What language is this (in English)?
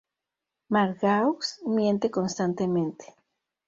Spanish